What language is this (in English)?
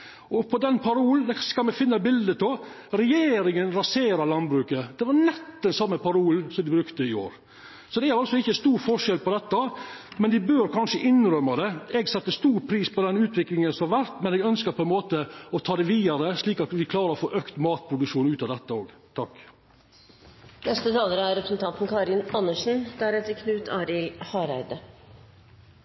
Norwegian